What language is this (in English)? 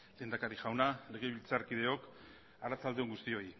Basque